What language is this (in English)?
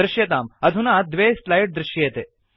Sanskrit